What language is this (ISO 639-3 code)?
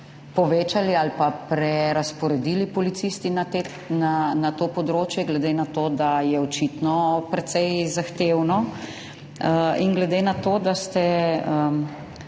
slv